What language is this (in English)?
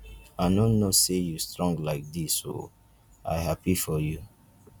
Nigerian Pidgin